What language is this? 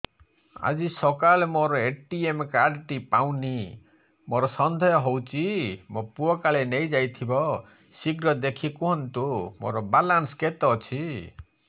Odia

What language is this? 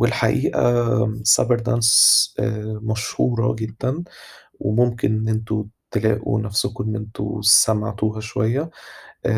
Arabic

